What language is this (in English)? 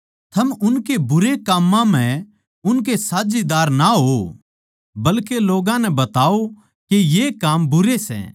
Haryanvi